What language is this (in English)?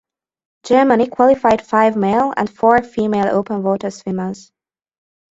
English